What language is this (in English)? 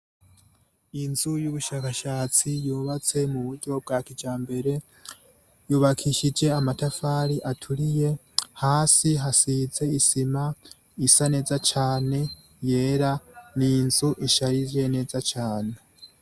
Rundi